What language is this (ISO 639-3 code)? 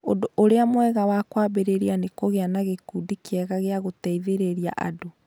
kik